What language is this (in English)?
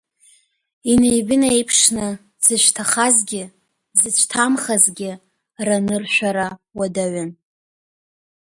Abkhazian